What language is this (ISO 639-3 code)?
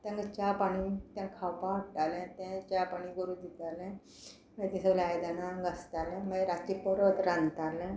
kok